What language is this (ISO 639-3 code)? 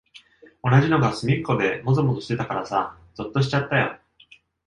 jpn